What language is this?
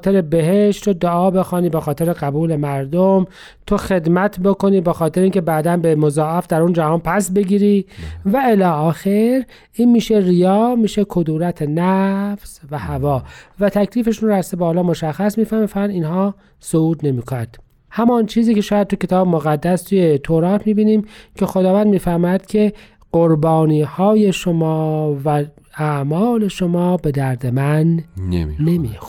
Persian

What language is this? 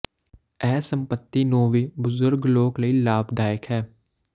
Punjabi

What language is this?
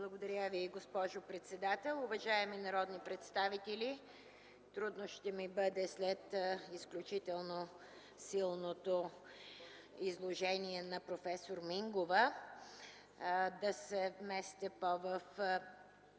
Bulgarian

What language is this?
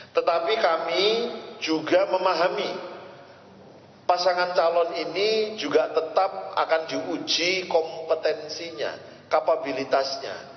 Indonesian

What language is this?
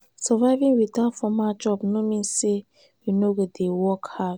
Nigerian Pidgin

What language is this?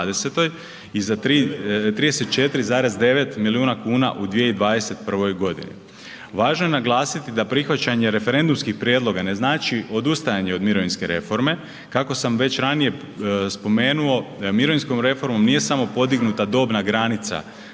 Croatian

